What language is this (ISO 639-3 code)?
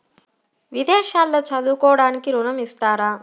tel